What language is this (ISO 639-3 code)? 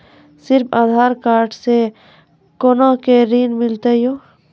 mai